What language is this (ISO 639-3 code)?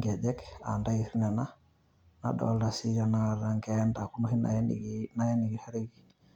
mas